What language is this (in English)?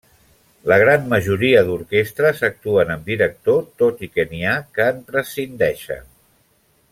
Catalan